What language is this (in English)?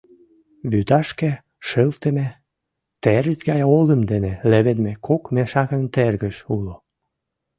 Mari